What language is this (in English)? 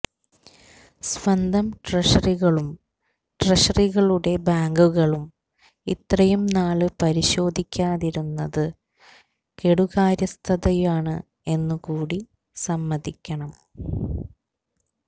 Malayalam